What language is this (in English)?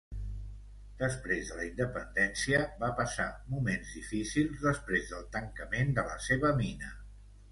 Catalan